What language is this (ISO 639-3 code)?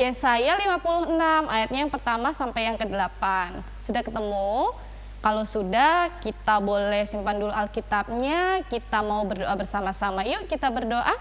ind